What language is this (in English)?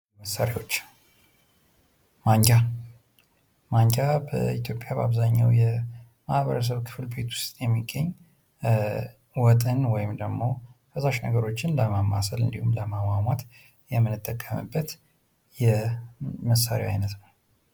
Amharic